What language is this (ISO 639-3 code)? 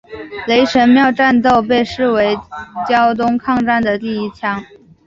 zho